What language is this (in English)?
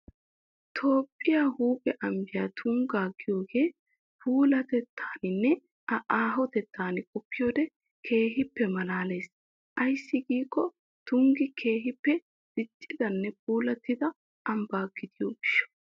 Wolaytta